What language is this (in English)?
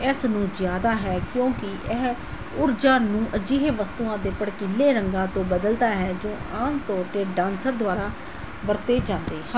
Punjabi